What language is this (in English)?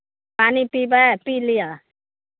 Maithili